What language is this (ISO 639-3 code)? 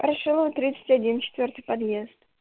rus